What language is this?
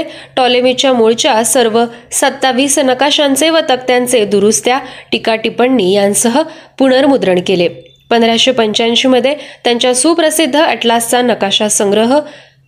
Marathi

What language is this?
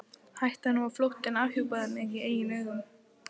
Icelandic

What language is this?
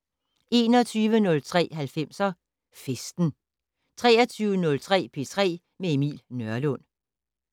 Danish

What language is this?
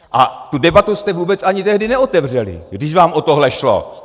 Czech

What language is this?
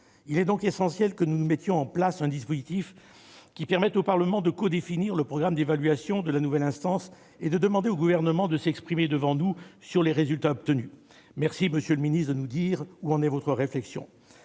French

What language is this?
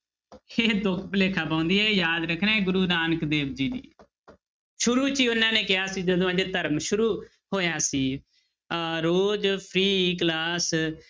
Punjabi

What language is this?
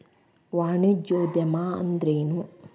Kannada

